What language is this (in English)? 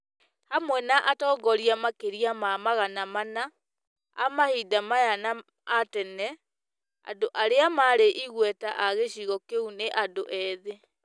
Kikuyu